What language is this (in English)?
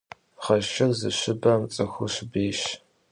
Kabardian